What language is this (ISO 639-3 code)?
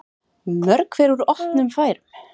isl